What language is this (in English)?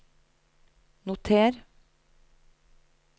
Norwegian